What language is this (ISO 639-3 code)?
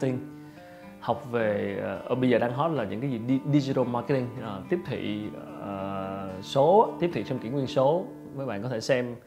vie